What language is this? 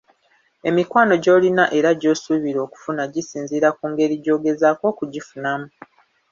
Ganda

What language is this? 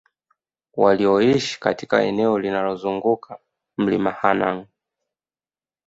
Swahili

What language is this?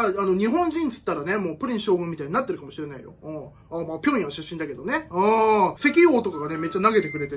Japanese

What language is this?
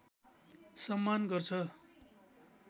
Nepali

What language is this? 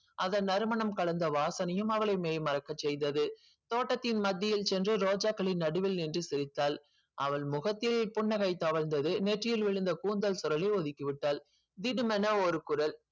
Tamil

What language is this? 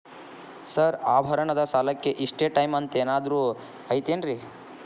Kannada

